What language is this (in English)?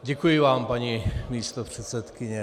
Czech